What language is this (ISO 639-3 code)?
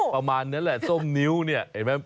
tha